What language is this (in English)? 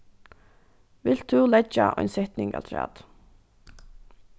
Faroese